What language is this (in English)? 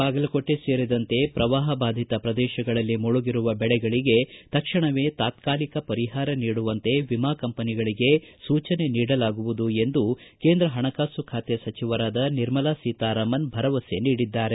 Kannada